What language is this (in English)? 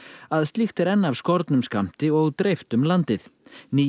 Icelandic